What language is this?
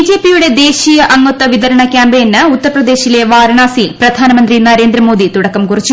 Malayalam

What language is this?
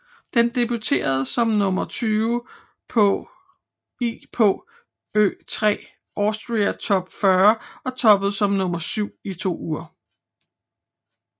Danish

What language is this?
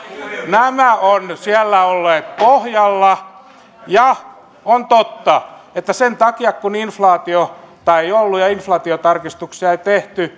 Finnish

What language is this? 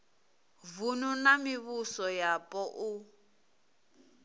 Venda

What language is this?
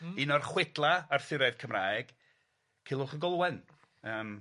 Welsh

